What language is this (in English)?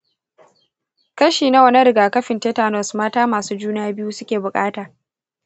Hausa